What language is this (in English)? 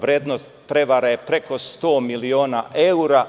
Serbian